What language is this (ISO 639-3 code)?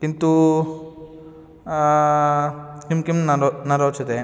san